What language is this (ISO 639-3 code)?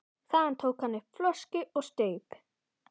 isl